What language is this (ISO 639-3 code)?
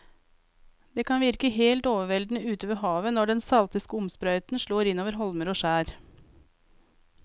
nor